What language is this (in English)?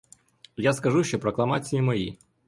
Ukrainian